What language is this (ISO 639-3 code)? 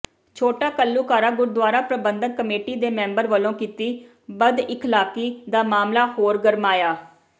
pan